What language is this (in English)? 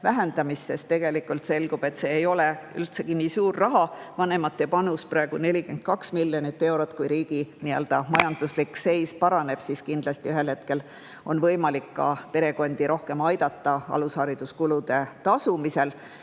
Estonian